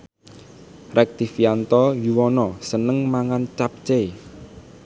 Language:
Javanese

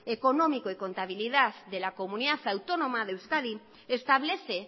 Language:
Spanish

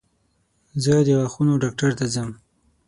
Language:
Pashto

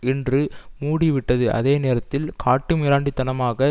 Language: Tamil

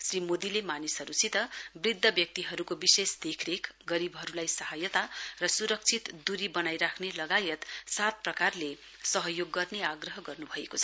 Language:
Nepali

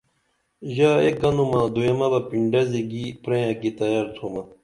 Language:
Dameli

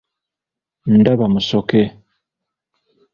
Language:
Ganda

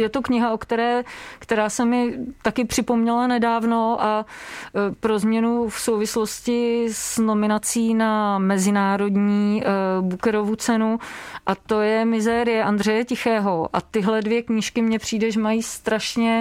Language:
Czech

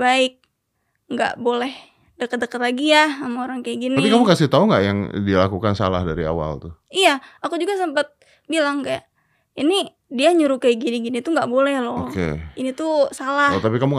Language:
Indonesian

